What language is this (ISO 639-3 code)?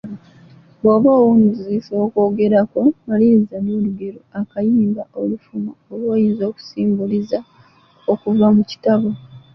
lug